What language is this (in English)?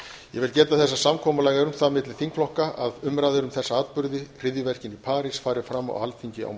Icelandic